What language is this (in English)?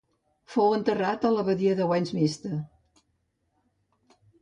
Catalan